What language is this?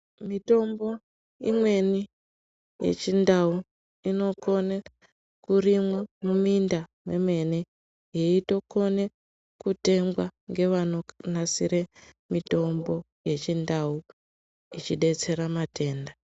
Ndau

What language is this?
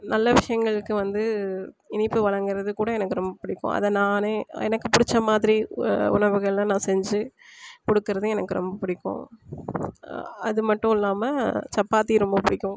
Tamil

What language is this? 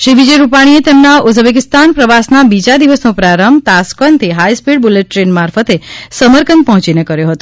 Gujarati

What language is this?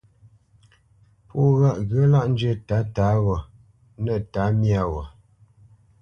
Bamenyam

